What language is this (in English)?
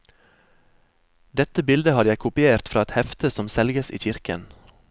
Norwegian